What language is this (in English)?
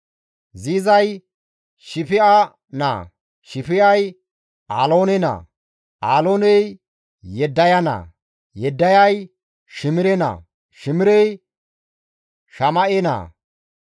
Gamo